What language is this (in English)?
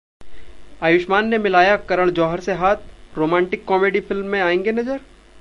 Hindi